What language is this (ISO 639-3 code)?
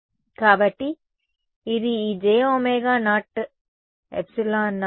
tel